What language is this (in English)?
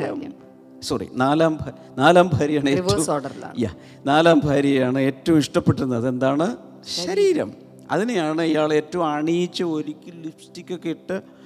Malayalam